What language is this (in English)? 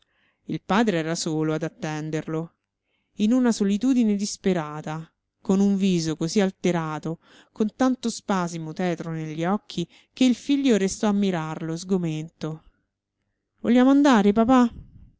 Italian